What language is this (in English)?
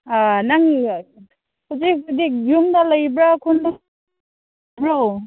Manipuri